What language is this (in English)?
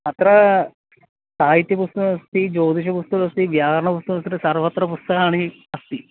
Sanskrit